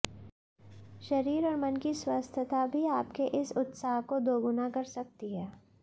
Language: Hindi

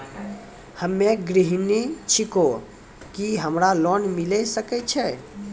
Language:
Maithili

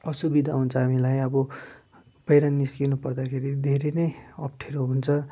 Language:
Nepali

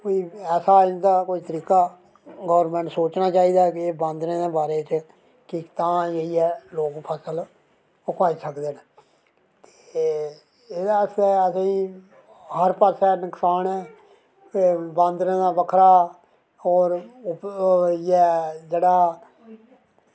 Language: Dogri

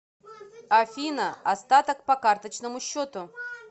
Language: Russian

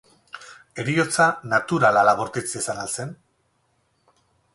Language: Basque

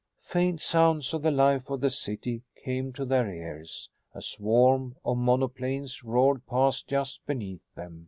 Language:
English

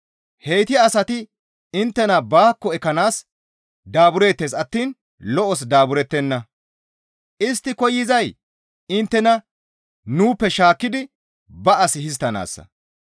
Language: Gamo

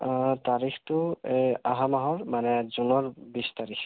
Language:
Assamese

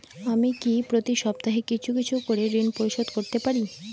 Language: Bangla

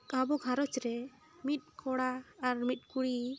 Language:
Santali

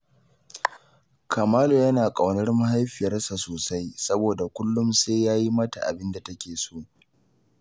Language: Hausa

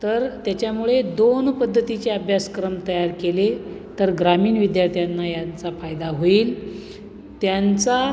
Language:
Marathi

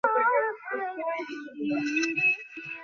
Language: Bangla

